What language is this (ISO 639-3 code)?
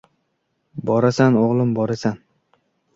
uzb